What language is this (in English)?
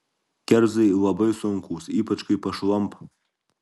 Lithuanian